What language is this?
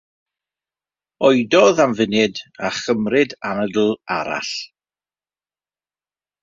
Welsh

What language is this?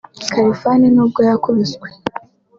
Kinyarwanda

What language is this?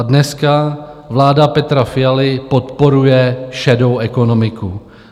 Czech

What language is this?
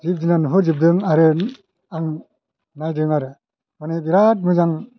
Bodo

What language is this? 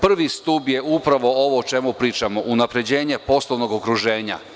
Serbian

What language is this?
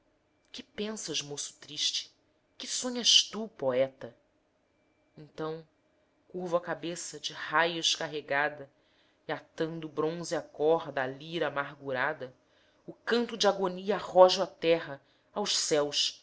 Portuguese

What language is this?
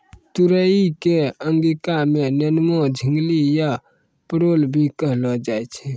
Maithili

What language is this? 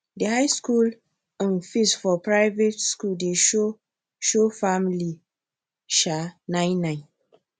Nigerian Pidgin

